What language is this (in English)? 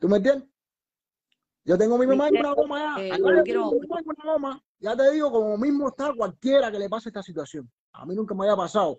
Spanish